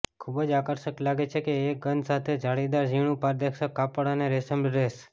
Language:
Gujarati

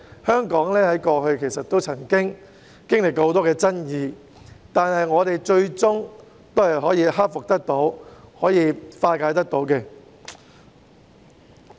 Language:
Cantonese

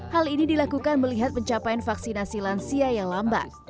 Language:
Indonesian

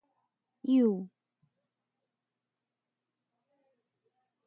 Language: Min Nan Chinese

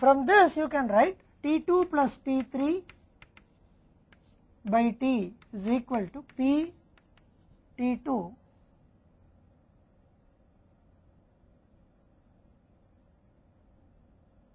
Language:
Hindi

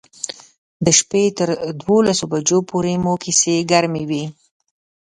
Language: Pashto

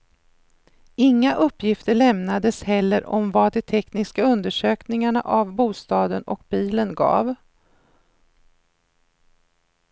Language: Swedish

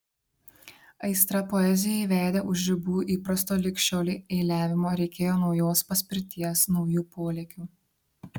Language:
Lithuanian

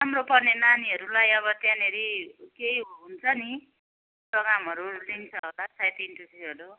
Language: Nepali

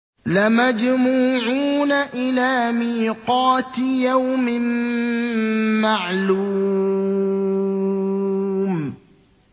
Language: Arabic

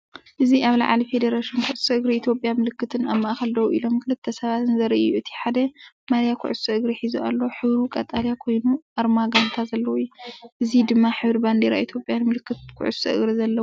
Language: Tigrinya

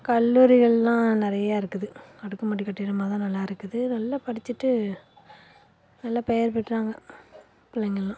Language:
Tamil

